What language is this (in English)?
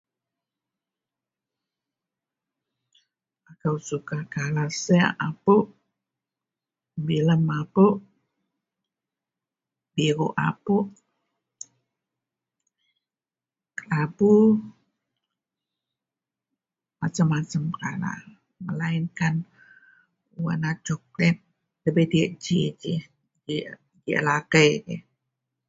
Central Melanau